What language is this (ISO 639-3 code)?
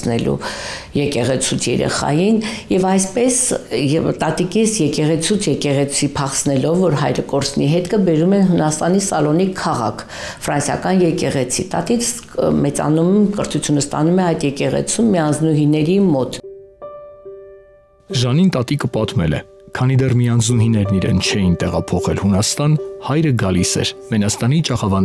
ron